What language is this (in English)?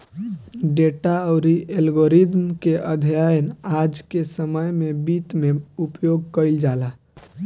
Bhojpuri